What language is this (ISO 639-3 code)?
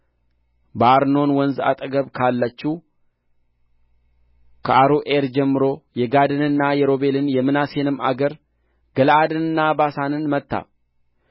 amh